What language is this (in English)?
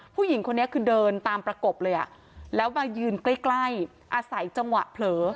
Thai